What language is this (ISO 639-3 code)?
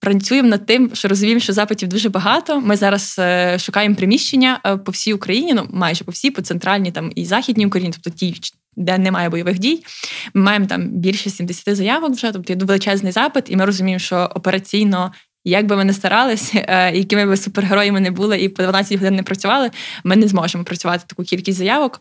ukr